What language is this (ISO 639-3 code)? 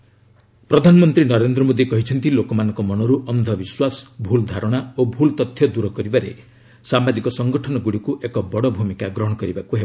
ori